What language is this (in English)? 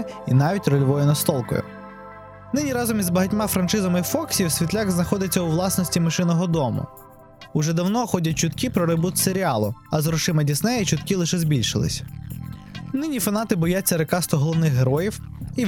Ukrainian